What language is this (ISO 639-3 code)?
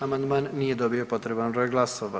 hrv